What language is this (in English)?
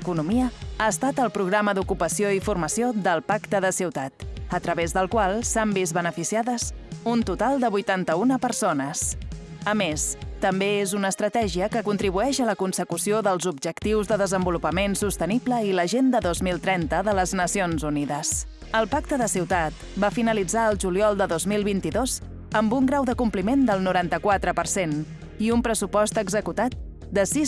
Catalan